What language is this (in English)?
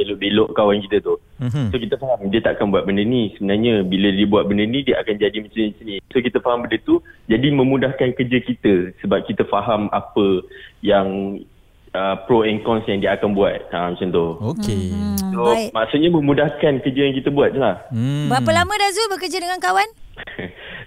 Malay